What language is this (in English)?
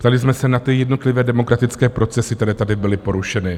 Czech